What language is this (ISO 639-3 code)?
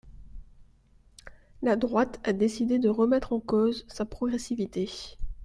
fra